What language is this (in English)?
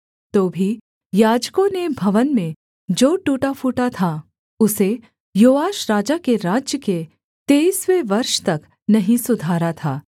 Hindi